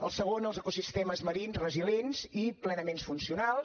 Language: Catalan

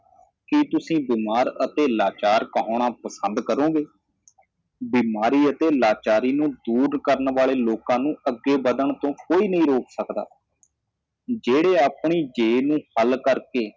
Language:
Punjabi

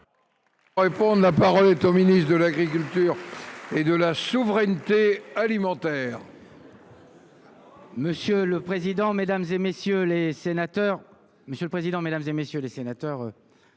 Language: French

